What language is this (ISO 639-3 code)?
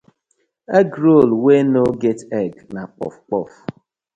pcm